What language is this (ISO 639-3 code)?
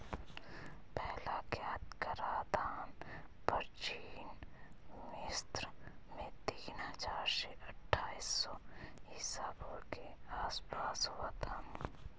hin